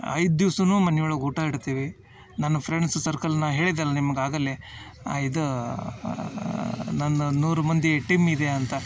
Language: Kannada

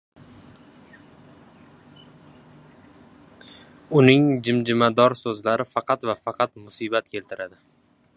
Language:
Uzbek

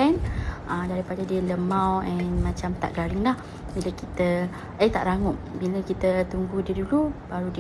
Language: Malay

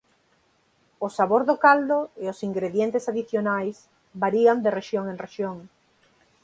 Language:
Galician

